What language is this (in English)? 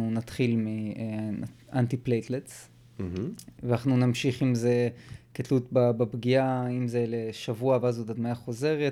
Hebrew